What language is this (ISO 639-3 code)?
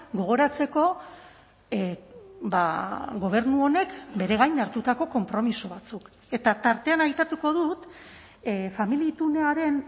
eus